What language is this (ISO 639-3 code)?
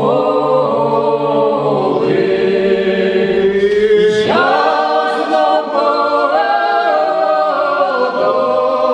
ron